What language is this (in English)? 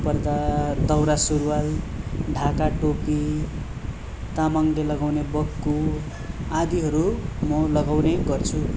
Nepali